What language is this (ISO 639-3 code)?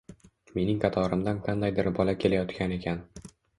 uzb